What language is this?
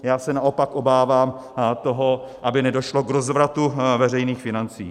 Czech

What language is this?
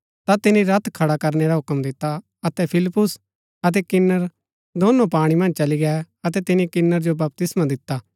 Gaddi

